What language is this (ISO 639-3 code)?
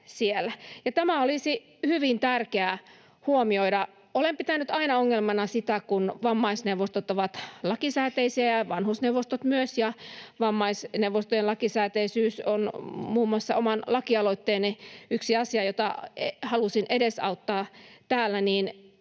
fin